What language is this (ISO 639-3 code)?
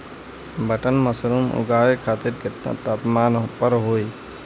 bho